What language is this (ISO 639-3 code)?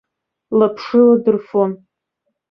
abk